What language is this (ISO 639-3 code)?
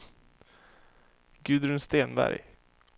swe